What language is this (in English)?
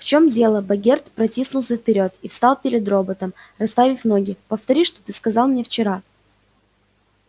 Russian